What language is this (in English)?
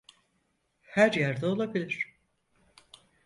Turkish